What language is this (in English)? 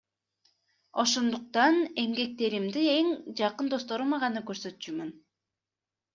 Kyrgyz